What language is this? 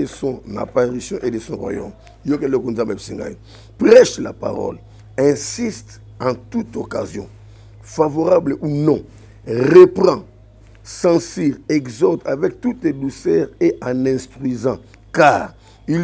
French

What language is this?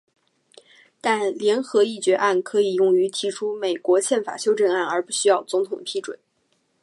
Chinese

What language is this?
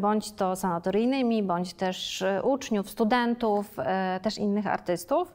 Polish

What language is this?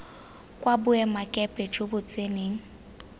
Tswana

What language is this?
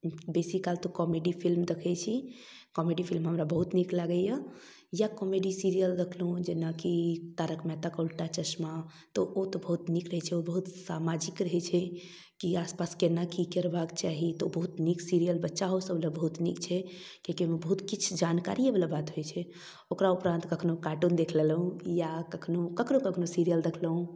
Maithili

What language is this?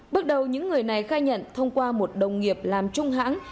Vietnamese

